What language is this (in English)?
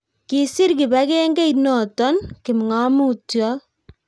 Kalenjin